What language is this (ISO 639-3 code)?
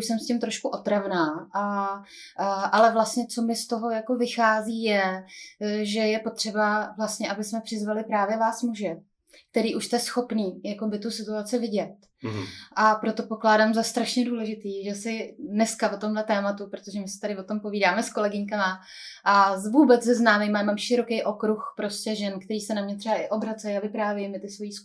ces